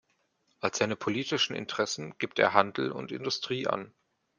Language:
German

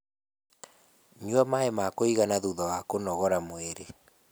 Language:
Kikuyu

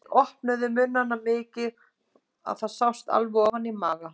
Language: Icelandic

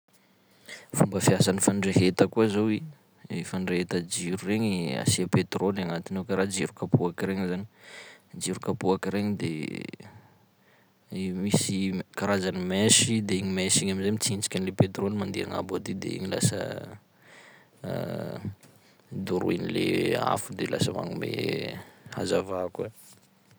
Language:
Sakalava Malagasy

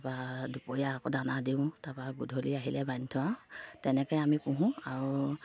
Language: Assamese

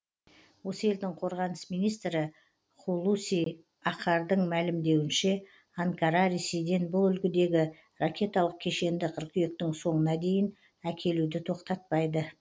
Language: Kazakh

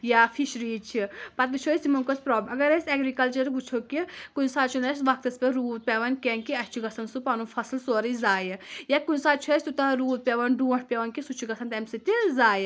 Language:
Kashmiri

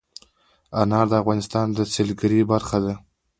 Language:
Pashto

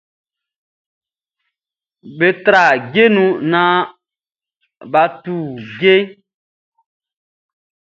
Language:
Baoulé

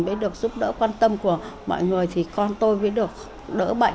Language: Vietnamese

